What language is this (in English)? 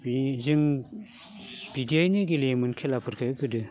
Bodo